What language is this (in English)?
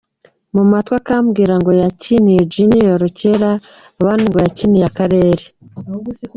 Kinyarwanda